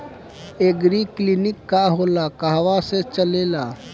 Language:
Bhojpuri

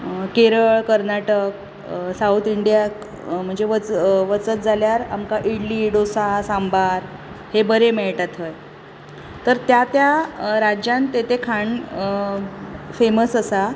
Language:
Konkani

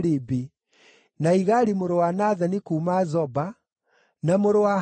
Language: Kikuyu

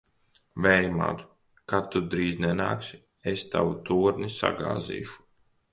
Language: Latvian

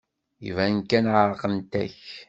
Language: Kabyle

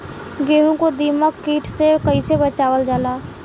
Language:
Bhojpuri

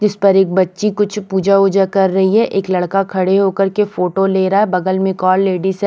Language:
Hindi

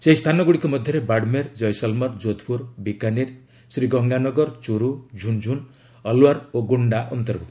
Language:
Odia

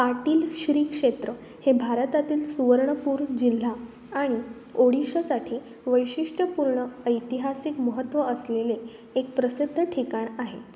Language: Marathi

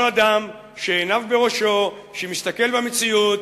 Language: Hebrew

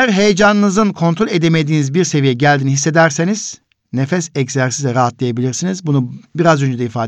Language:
Turkish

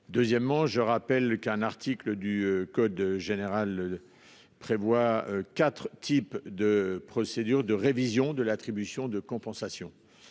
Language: French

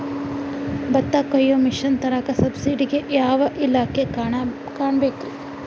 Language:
Kannada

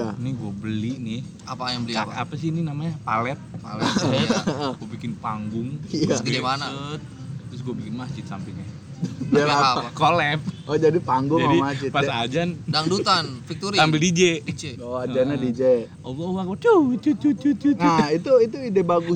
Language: Indonesian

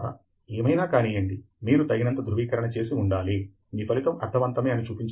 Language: Telugu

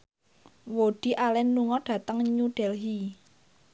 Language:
Javanese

